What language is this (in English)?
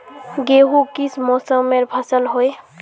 Magahi